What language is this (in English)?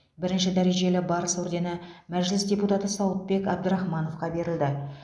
Kazakh